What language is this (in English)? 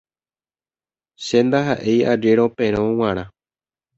Guarani